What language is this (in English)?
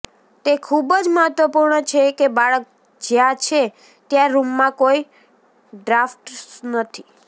Gujarati